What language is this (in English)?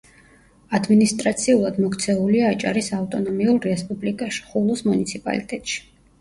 Georgian